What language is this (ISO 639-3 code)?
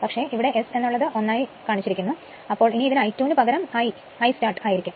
mal